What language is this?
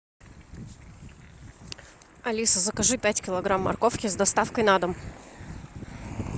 Russian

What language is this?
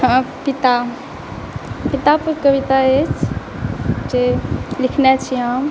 Maithili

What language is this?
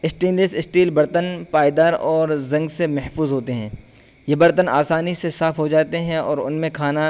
Urdu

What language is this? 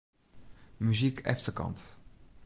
Western Frisian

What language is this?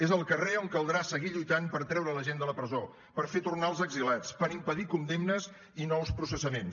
Catalan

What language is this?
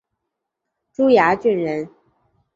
Chinese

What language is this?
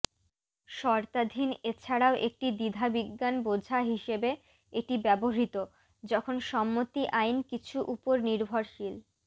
Bangla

